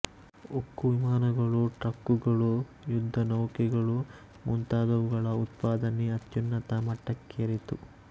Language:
Kannada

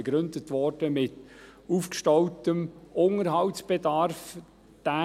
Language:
Swiss German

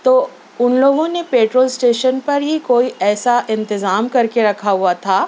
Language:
Urdu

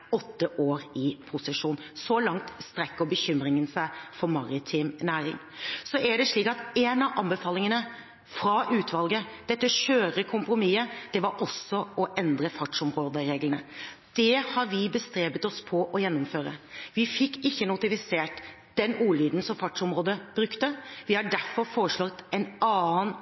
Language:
Norwegian Bokmål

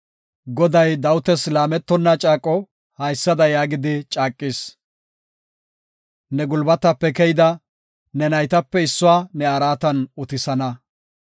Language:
Gofa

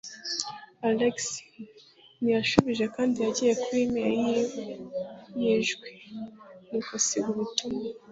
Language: Kinyarwanda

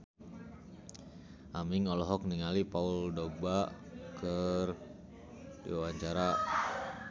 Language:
Sundanese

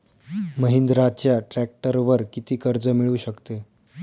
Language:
Marathi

